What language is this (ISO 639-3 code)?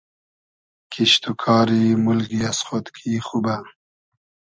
haz